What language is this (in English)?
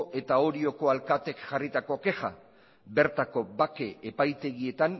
Basque